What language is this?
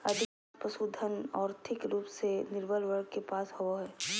Magahi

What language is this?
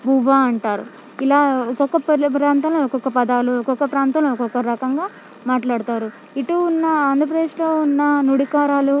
Telugu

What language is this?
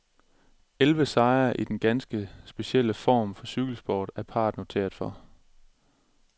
Danish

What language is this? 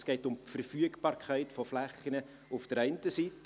Swiss German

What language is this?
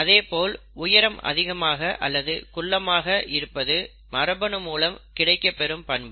Tamil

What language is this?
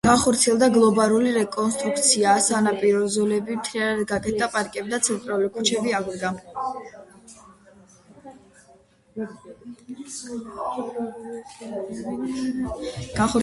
Georgian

